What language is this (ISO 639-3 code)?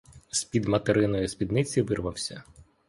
ukr